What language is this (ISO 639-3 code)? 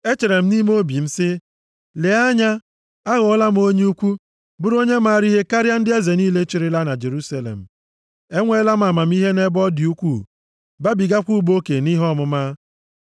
ibo